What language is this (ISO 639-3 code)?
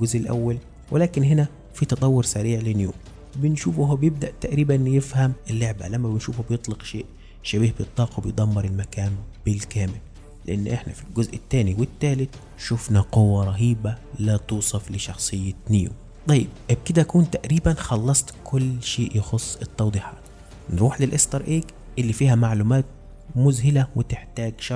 ara